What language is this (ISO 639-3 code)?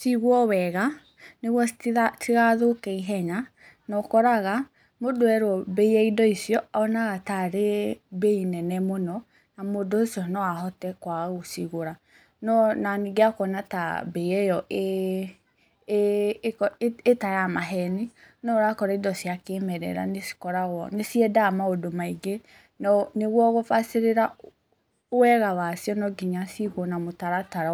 kik